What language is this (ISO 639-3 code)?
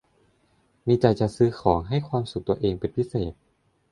tha